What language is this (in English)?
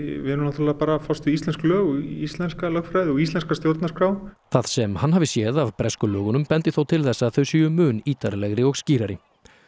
Icelandic